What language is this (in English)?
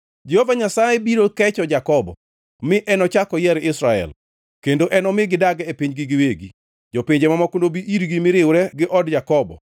Luo (Kenya and Tanzania)